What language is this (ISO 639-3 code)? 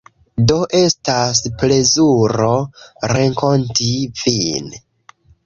epo